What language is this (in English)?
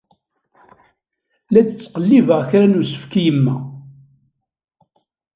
Kabyle